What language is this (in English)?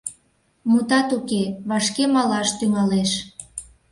Mari